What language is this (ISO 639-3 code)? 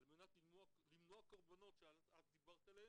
heb